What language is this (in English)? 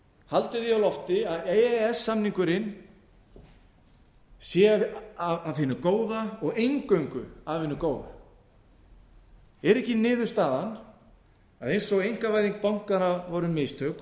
Icelandic